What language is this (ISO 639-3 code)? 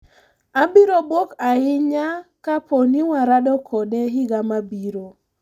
luo